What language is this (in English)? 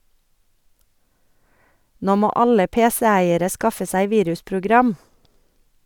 Norwegian